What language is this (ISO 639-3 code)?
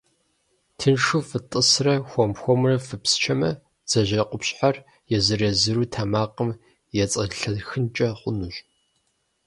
kbd